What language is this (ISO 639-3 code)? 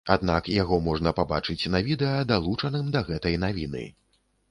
bel